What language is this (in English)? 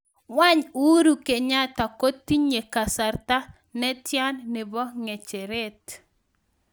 Kalenjin